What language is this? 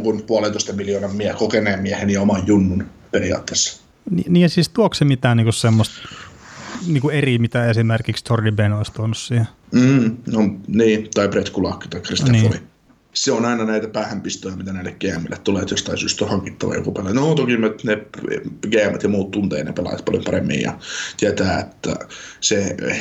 Finnish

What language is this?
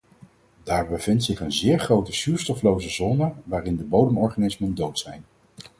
Dutch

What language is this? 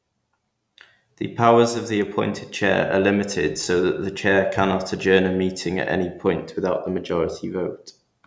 English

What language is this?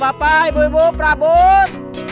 Indonesian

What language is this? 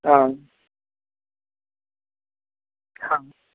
Maithili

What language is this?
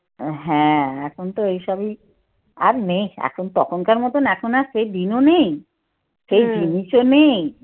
Bangla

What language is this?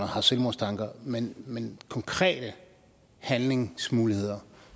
Danish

